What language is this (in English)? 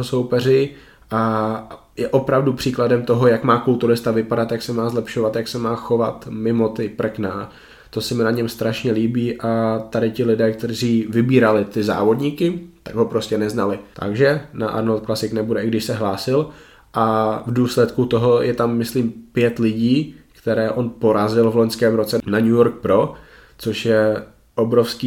Czech